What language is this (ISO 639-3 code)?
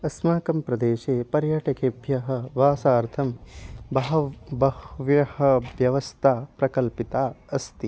san